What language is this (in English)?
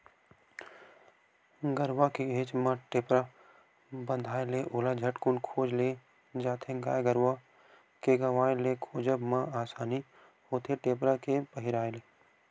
Chhattisgarhi